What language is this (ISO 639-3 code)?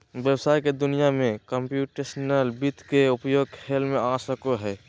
mag